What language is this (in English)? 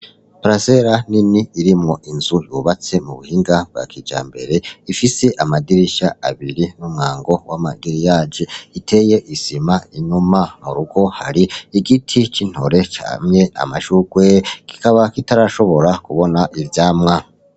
Rundi